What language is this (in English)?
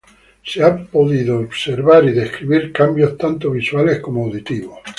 Spanish